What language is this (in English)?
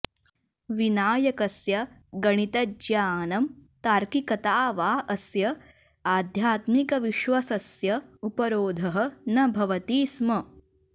Sanskrit